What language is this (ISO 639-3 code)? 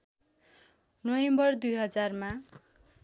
nep